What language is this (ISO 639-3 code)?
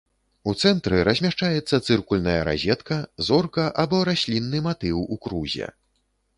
bel